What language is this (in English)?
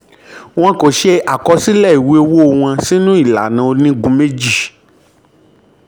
Yoruba